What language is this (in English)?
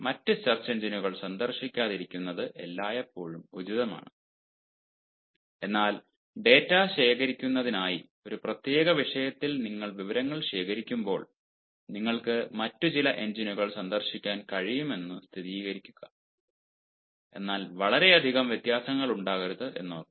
Malayalam